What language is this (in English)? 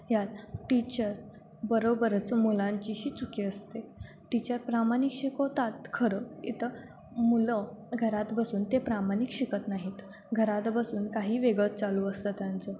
Marathi